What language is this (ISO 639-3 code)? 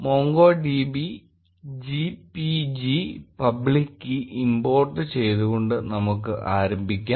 mal